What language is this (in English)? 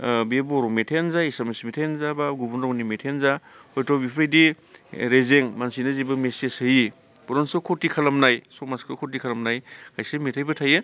Bodo